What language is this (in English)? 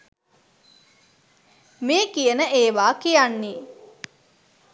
Sinhala